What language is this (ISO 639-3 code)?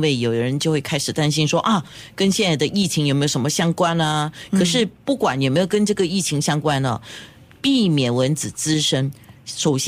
zho